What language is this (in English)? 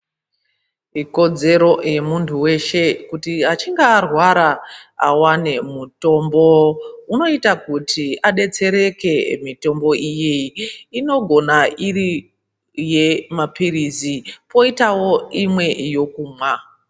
Ndau